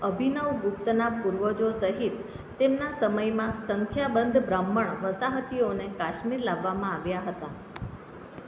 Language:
Gujarati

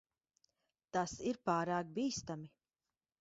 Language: Latvian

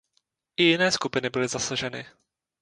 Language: Czech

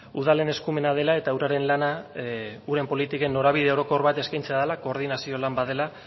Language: Basque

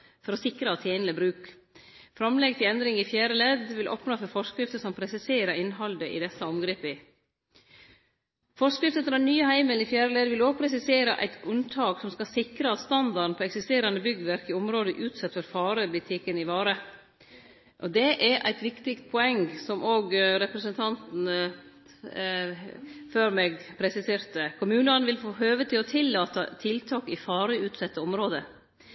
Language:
Norwegian Nynorsk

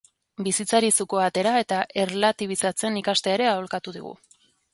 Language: Basque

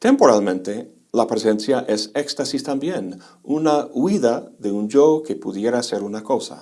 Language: Spanish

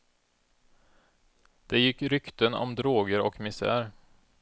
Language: Swedish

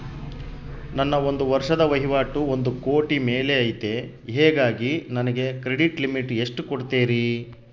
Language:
Kannada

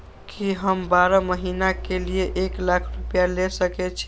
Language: Maithili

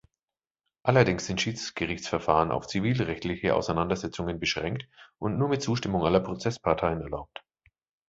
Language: German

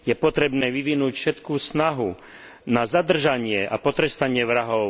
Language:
Slovak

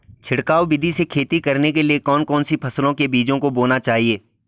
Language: Hindi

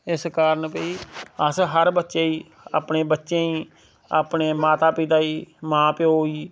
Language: Dogri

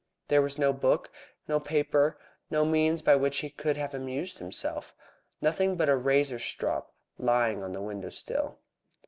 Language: English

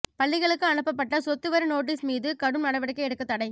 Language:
Tamil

